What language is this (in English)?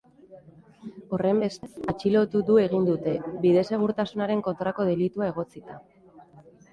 Basque